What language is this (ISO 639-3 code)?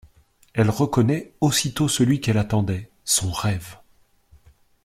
fra